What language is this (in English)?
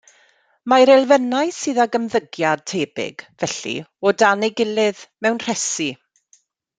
Welsh